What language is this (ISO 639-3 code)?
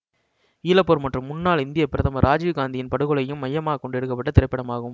tam